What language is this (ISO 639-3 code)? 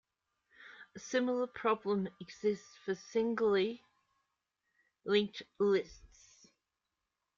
eng